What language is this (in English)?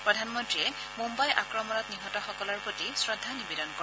Assamese